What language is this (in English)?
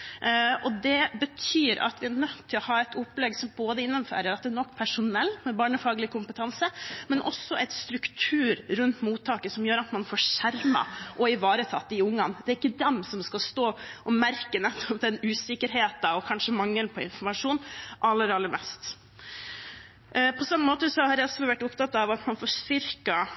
Norwegian Bokmål